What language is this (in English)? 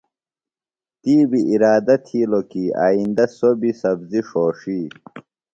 Phalura